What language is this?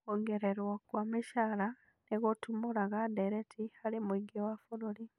Kikuyu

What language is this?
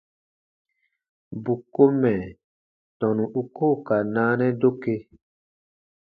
Baatonum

